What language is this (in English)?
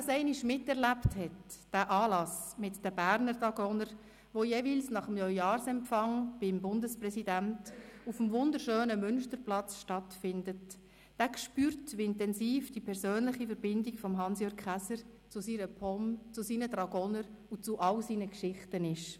Swiss German